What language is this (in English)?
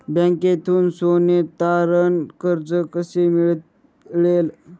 Marathi